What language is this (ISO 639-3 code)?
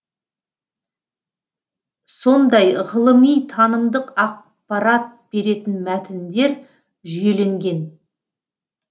kaz